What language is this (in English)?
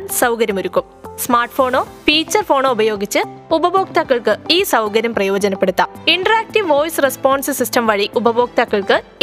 Malayalam